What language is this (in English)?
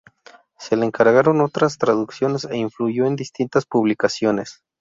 Spanish